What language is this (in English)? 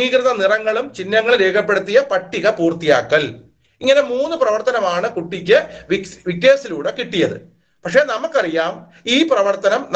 Malayalam